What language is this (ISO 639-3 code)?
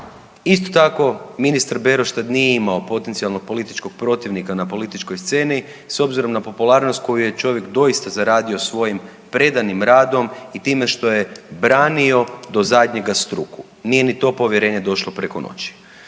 hrv